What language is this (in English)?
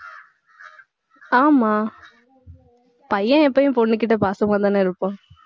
Tamil